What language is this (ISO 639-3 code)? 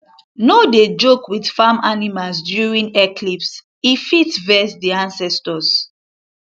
pcm